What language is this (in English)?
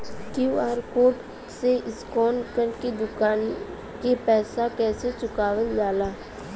Bhojpuri